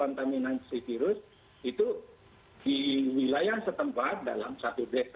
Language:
Indonesian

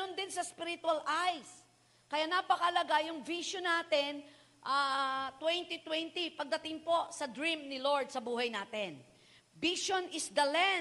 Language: Filipino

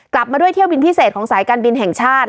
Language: Thai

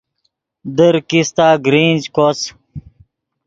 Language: Yidgha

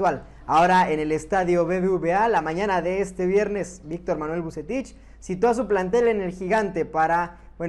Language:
Spanish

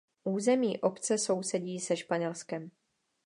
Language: Czech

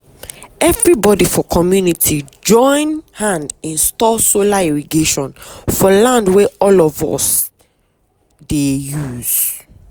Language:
Nigerian Pidgin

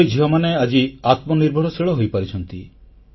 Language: Odia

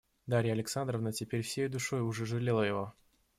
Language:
Russian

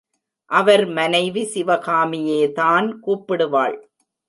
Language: Tamil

